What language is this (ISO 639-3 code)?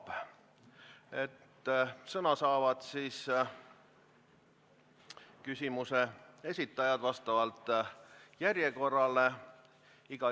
est